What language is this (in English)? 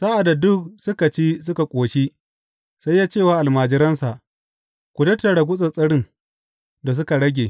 Hausa